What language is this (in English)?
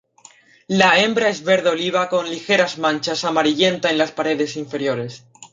Spanish